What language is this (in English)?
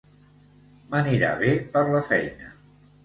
Catalan